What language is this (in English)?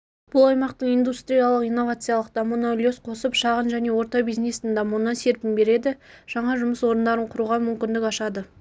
Kazakh